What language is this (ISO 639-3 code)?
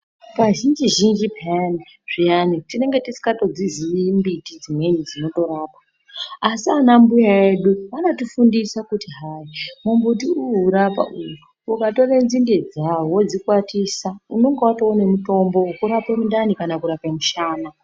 ndc